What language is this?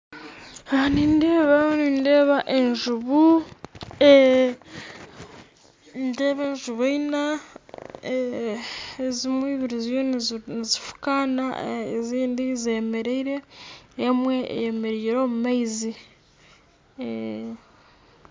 Nyankole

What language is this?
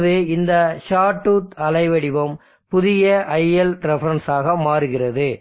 Tamil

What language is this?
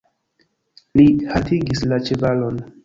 Esperanto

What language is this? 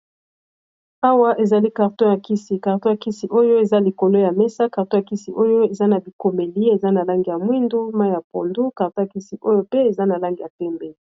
Lingala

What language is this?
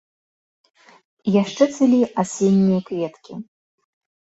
Belarusian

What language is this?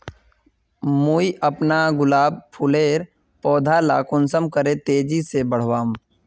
Magahi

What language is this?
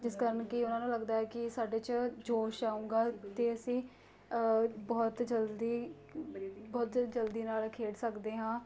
Punjabi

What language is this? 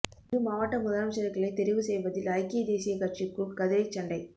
Tamil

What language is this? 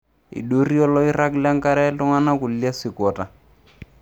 Masai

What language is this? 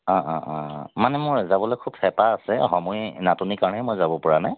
Assamese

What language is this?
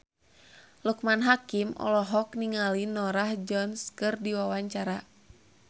Sundanese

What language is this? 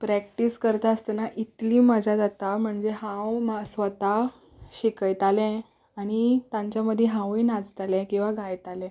Konkani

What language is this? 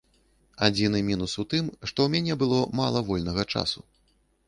Belarusian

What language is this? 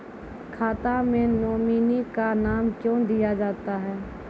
Maithili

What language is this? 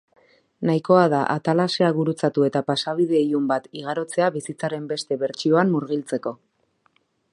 Basque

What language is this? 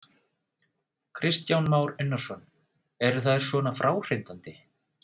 Icelandic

